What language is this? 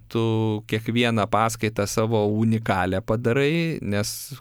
Lithuanian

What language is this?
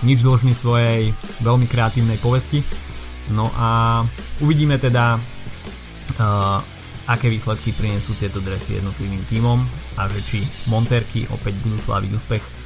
Slovak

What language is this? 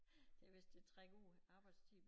Danish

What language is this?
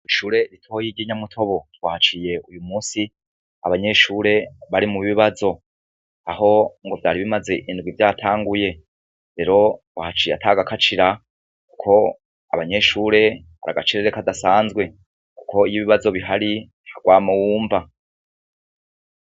Rundi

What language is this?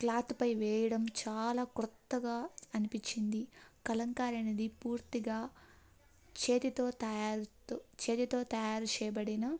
Telugu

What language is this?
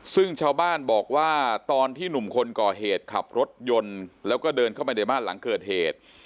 Thai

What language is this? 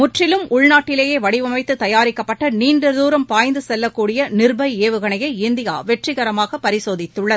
Tamil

